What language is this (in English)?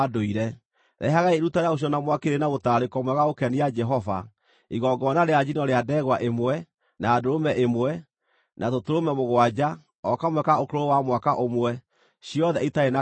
Kikuyu